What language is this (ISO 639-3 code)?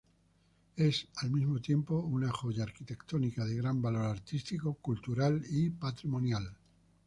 spa